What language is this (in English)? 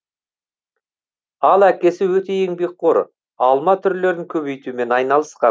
Kazakh